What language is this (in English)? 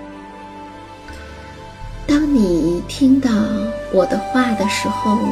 Chinese